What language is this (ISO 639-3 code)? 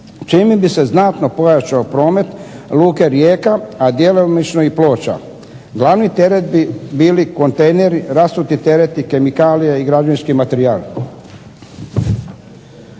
hrv